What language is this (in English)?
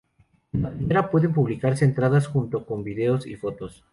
Spanish